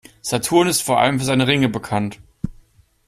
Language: German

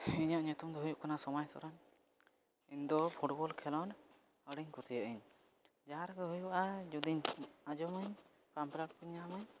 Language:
Santali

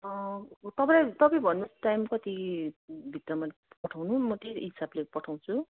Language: Nepali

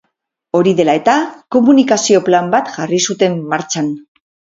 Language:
Basque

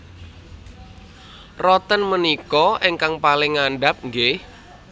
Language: Javanese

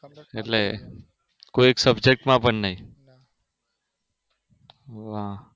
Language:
Gujarati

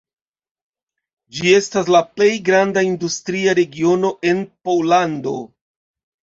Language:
Esperanto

